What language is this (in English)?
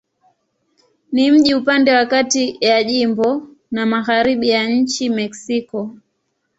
Swahili